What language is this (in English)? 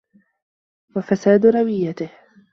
Arabic